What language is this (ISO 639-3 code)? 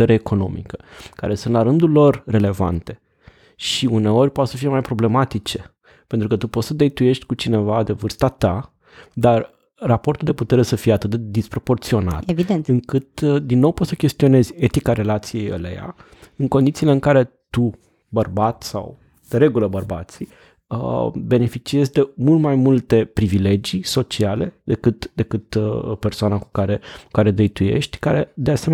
ron